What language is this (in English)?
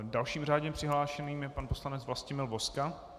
Czech